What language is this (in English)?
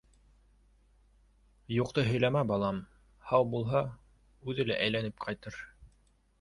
Bashkir